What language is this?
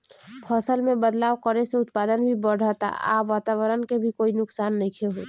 Bhojpuri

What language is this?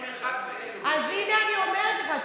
Hebrew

